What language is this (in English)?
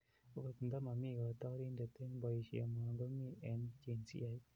Kalenjin